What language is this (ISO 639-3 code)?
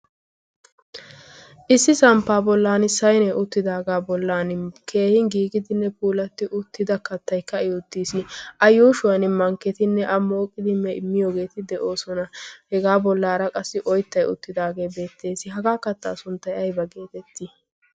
wal